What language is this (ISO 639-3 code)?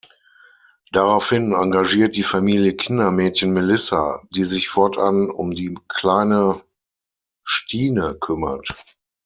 deu